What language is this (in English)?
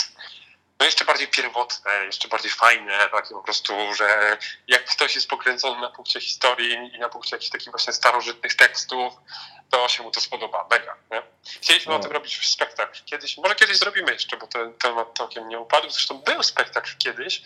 Polish